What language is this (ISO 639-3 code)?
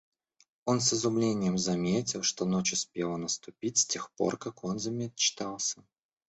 rus